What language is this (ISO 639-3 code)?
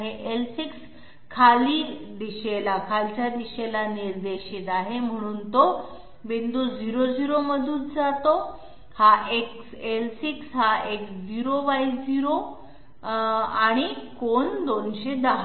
mar